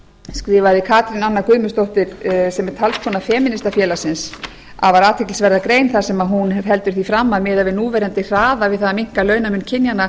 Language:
Icelandic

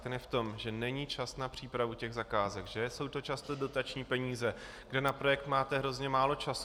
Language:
Czech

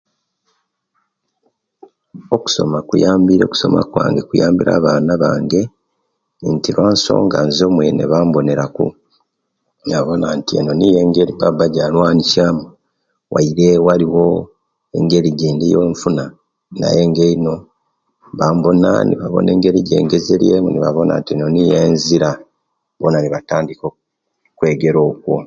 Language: Kenyi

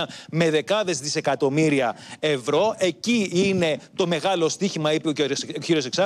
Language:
Greek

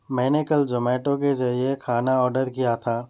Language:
Urdu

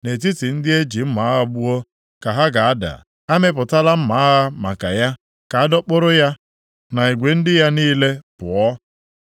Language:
Igbo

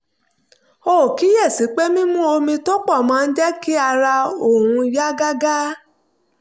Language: Yoruba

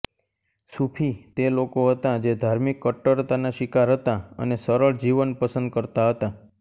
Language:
Gujarati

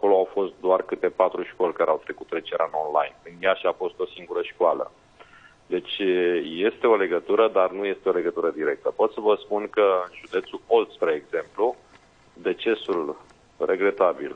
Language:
Romanian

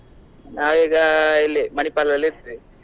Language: Kannada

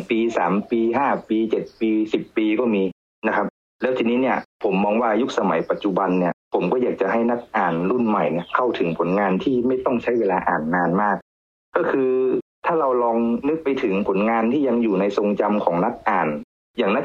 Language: Thai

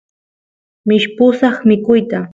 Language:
Santiago del Estero Quichua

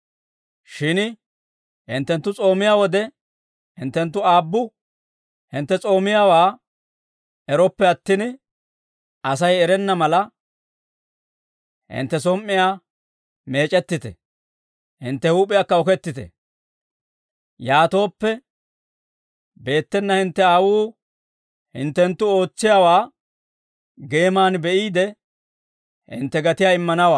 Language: Dawro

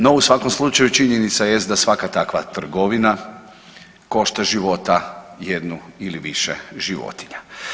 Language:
Croatian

